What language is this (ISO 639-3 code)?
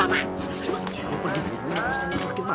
ind